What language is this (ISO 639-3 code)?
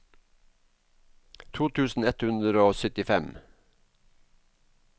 nor